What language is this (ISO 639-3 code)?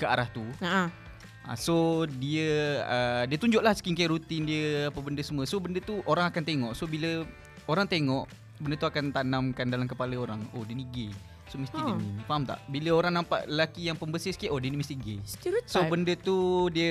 msa